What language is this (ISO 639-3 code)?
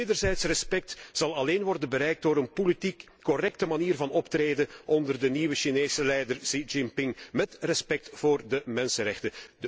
nld